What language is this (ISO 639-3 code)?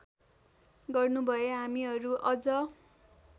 nep